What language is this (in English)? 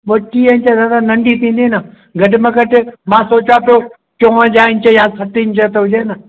Sindhi